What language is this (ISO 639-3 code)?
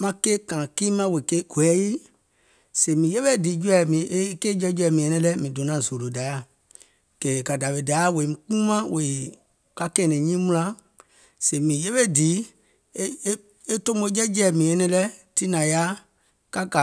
gol